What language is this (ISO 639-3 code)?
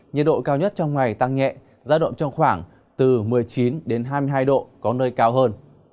vie